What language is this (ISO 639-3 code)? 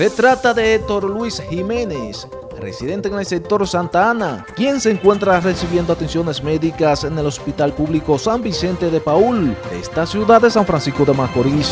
spa